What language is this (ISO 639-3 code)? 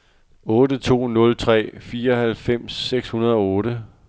dan